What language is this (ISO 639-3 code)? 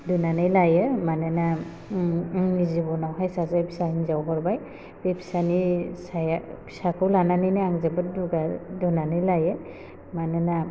brx